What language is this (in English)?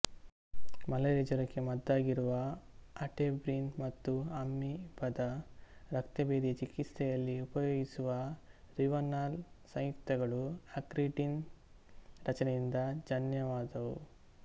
Kannada